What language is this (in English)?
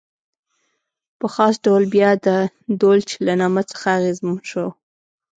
Pashto